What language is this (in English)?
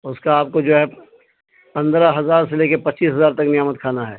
Urdu